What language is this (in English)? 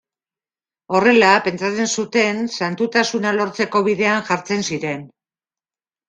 Basque